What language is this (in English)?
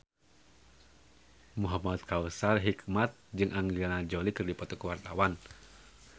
Sundanese